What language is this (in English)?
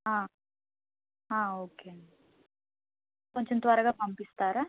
Telugu